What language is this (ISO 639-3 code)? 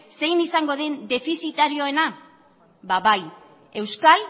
eus